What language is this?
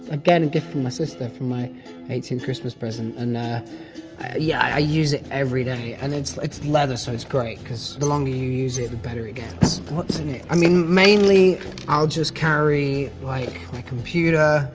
English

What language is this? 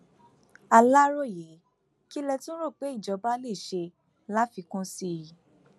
Yoruba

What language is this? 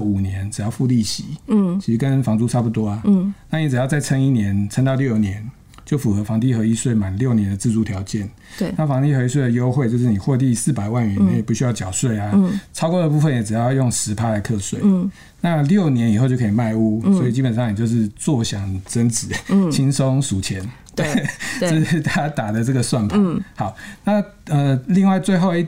Chinese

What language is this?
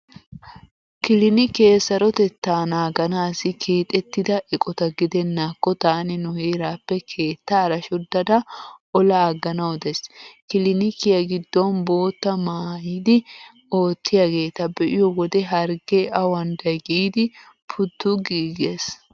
Wolaytta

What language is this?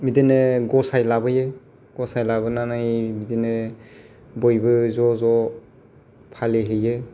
Bodo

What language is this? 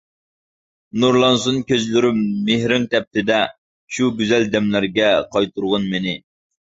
Uyghur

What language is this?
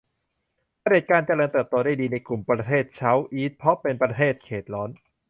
Thai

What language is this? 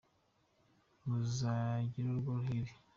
Kinyarwanda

